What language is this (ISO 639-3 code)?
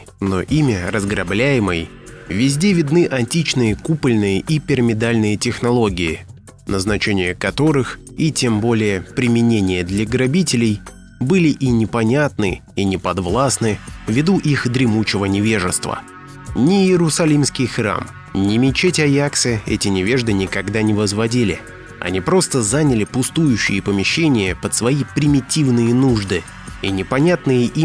rus